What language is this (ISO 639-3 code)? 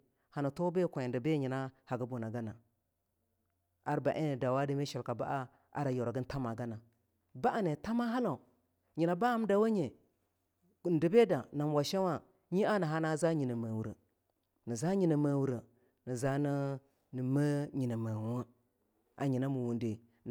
lnu